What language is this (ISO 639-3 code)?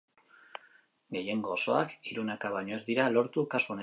eus